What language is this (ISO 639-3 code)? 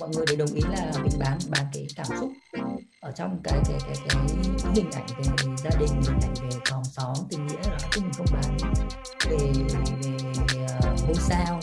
vie